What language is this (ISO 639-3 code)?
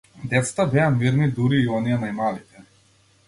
mkd